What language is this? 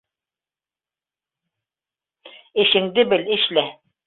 Bashkir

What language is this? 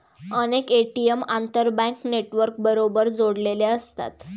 Marathi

